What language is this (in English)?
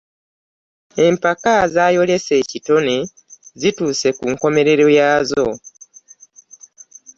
Ganda